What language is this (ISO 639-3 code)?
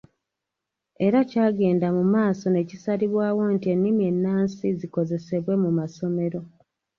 lug